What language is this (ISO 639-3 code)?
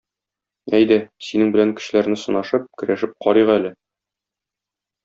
tat